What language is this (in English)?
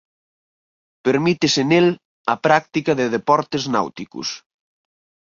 Galician